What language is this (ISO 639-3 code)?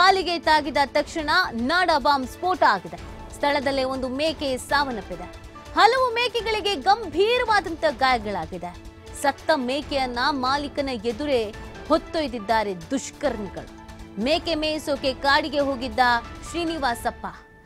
kan